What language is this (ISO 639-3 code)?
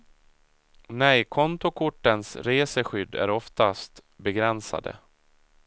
swe